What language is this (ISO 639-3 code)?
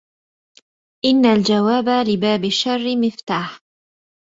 ara